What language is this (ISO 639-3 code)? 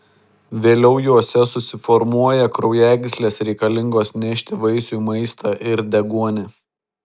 lit